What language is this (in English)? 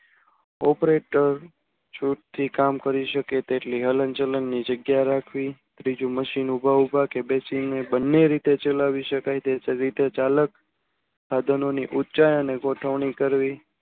Gujarati